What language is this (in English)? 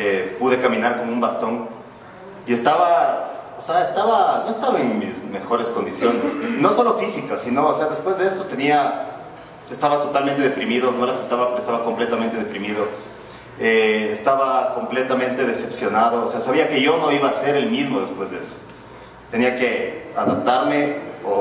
Spanish